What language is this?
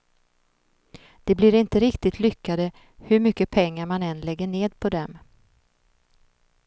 Swedish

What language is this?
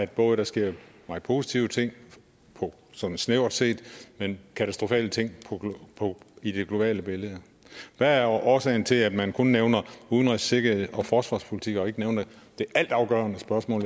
Danish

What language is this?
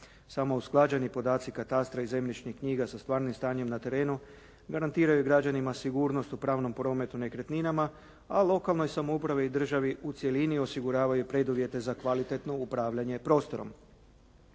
Croatian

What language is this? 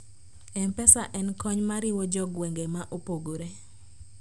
Luo (Kenya and Tanzania)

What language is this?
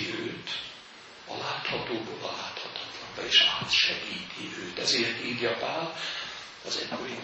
Hungarian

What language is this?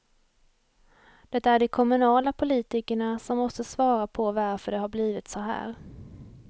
Swedish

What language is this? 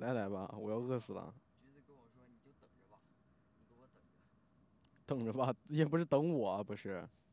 Chinese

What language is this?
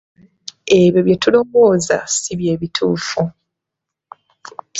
Ganda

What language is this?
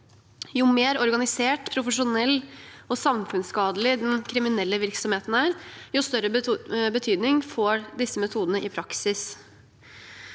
Norwegian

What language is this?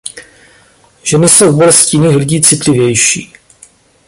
Czech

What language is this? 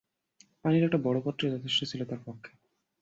Bangla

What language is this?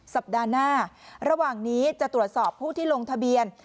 Thai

